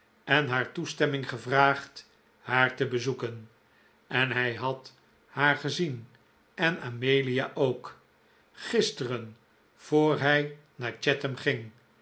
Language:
Dutch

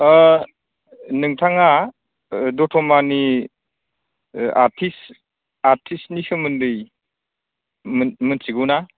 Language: Bodo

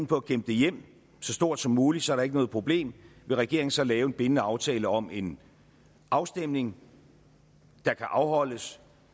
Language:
Danish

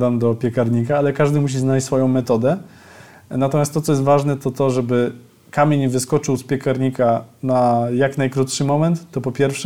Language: Polish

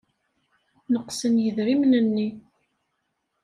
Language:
Kabyle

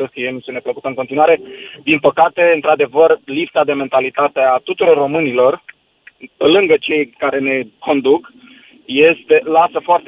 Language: Romanian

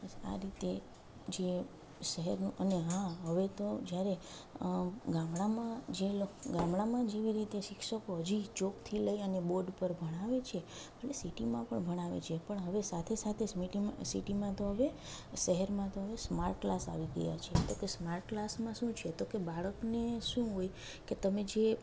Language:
Gujarati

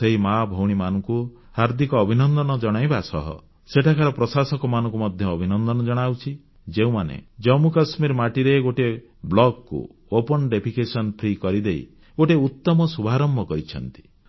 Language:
Odia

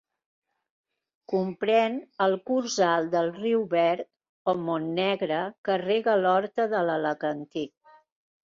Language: Catalan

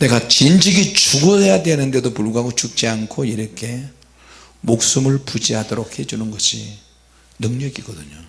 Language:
Korean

